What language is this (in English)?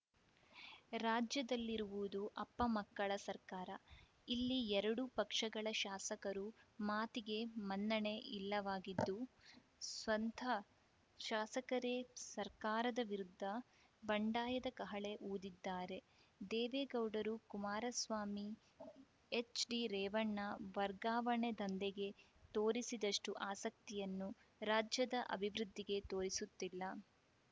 Kannada